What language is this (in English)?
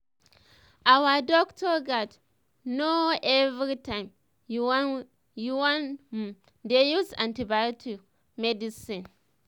Nigerian Pidgin